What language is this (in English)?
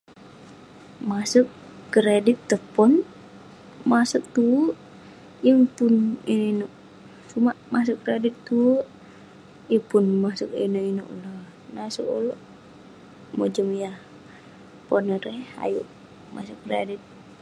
Western Penan